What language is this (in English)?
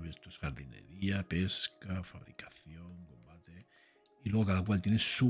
Spanish